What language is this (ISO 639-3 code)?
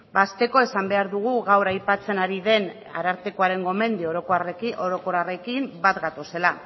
eus